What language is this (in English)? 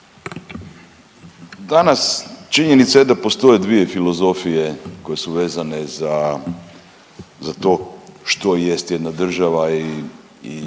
Croatian